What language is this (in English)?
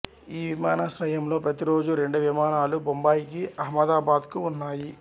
Telugu